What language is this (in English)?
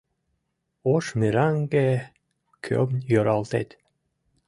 Mari